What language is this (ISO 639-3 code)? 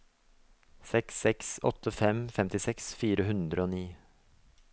nor